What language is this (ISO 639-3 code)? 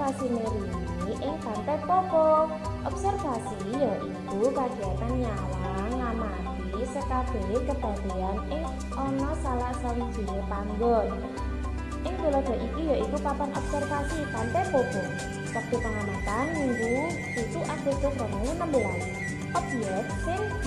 ind